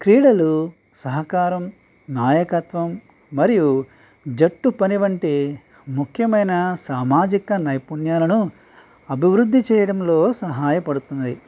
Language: Telugu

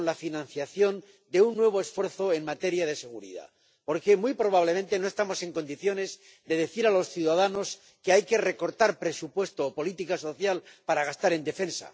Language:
Spanish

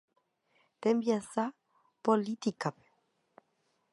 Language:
Guarani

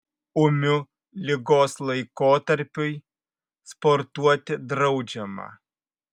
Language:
Lithuanian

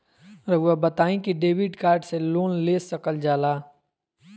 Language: Magahi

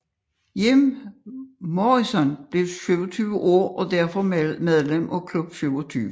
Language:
Danish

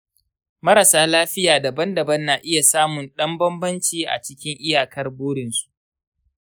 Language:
Hausa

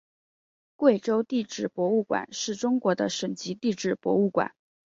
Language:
Chinese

